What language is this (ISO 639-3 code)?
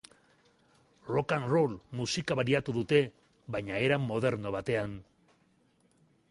eus